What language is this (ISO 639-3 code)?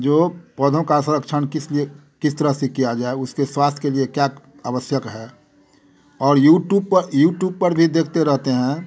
hin